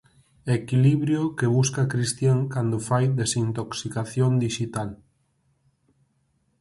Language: Galician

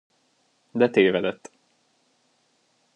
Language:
Hungarian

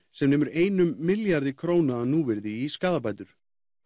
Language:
Icelandic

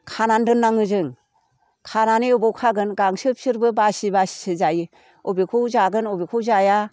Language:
Bodo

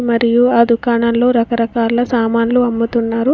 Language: Telugu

